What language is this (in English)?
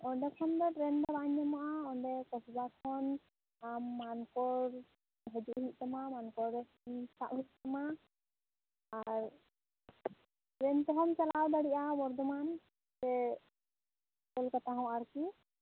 Santali